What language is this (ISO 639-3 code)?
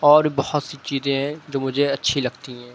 urd